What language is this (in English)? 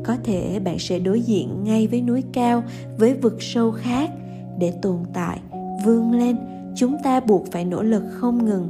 Vietnamese